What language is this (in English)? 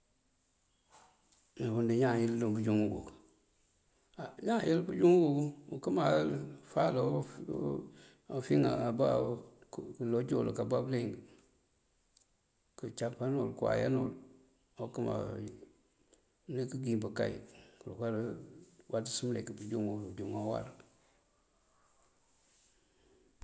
Mandjak